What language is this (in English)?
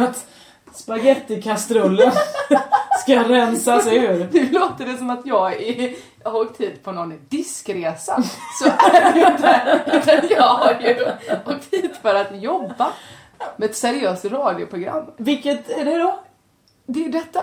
Swedish